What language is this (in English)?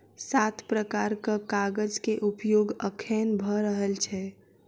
Maithili